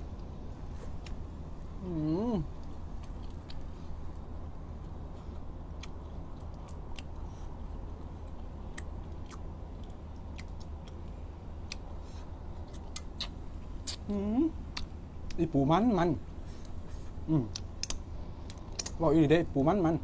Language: Thai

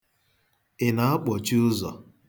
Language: Igbo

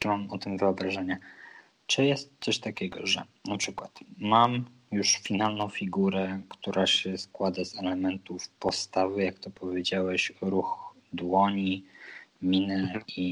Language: Polish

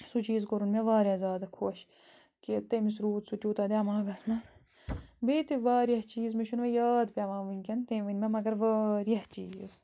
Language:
Kashmiri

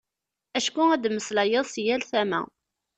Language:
Kabyle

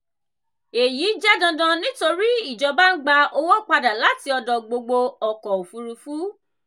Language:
Yoruba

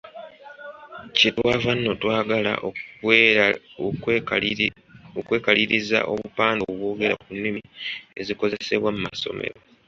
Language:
Ganda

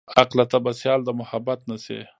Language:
Pashto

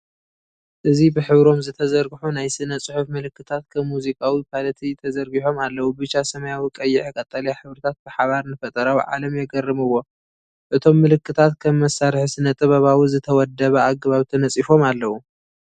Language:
Tigrinya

